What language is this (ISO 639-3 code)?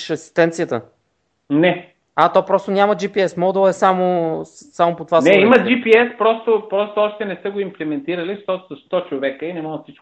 bul